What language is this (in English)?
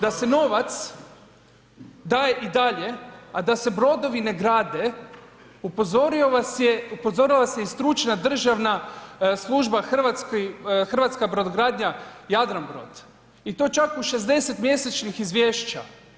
Croatian